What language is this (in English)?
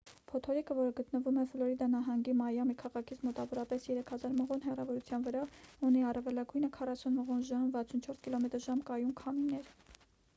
Armenian